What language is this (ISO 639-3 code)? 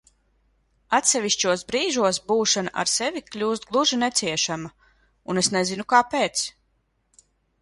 lav